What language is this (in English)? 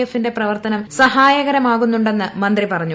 Malayalam